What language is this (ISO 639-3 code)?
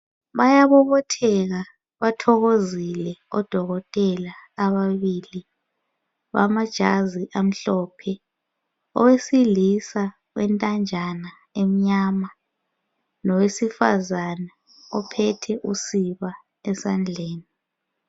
nde